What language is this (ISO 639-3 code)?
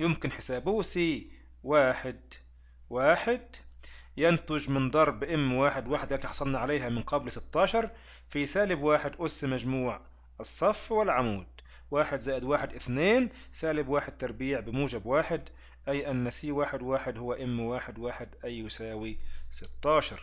ara